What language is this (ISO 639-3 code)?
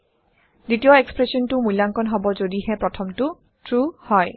asm